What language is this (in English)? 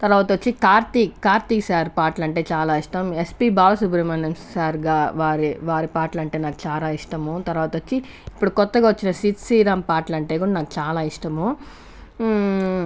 Telugu